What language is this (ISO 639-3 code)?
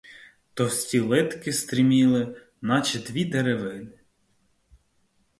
ukr